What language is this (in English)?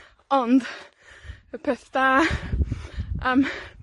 Welsh